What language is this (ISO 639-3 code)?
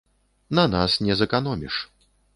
bel